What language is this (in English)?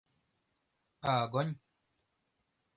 Mari